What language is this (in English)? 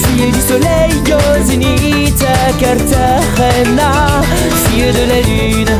French